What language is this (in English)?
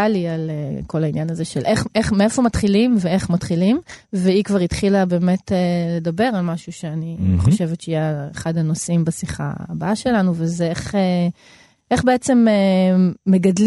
Hebrew